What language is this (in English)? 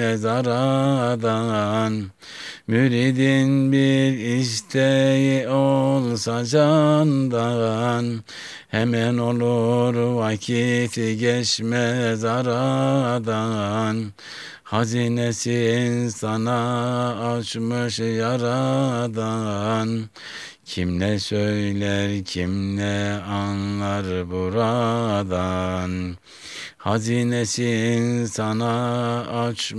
Turkish